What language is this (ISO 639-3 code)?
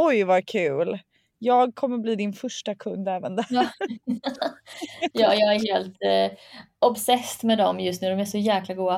swe